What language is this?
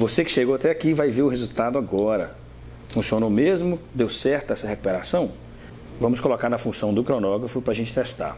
Portuguese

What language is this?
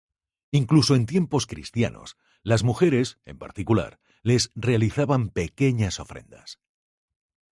Spanish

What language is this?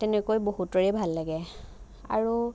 Assamese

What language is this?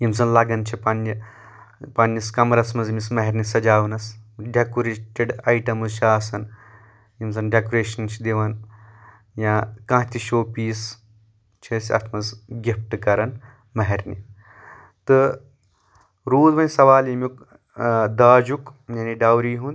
Kashmiri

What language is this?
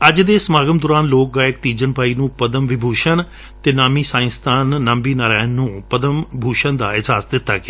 Punjabi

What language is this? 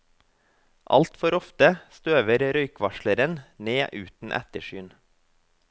Norwegian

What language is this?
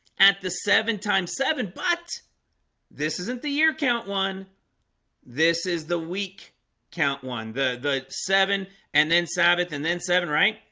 English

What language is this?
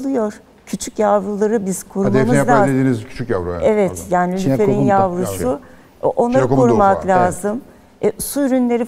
Turkish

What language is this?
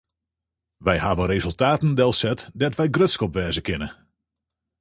Western Frisian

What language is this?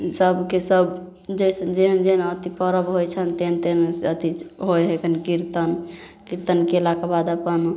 Maithili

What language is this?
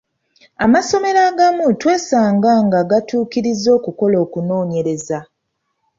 Ganda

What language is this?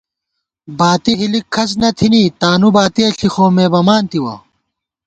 Gawar-Bati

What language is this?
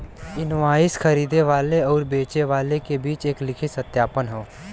Bhojpuri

